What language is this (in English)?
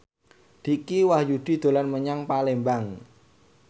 Javanese